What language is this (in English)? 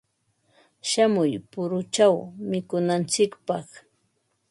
Ambo-Pasco Quechua